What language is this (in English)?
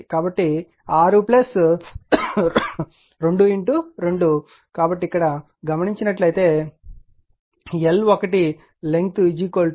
Telugu